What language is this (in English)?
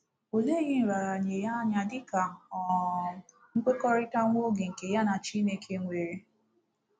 Igbo